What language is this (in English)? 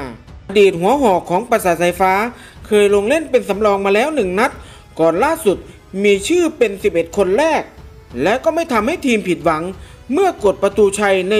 Thai